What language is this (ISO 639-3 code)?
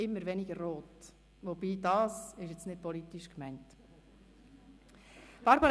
gsw